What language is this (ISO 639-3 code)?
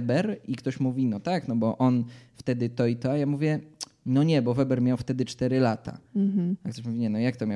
pol